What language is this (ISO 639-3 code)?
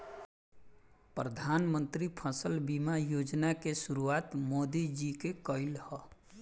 bho